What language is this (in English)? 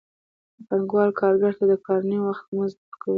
Pashto